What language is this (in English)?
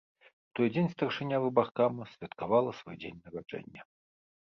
Belarusian